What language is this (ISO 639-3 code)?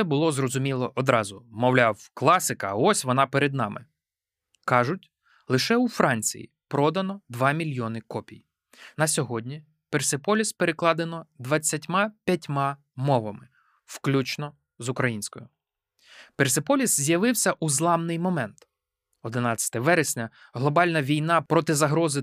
ukr